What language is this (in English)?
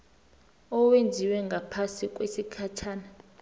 South Ndebele